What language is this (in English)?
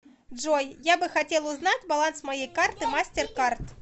Russian